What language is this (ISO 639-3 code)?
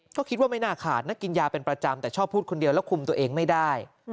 tha